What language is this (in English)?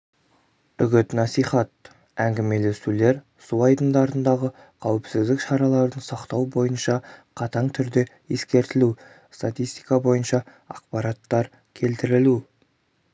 Kazakh